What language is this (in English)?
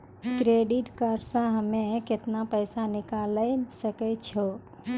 Maithili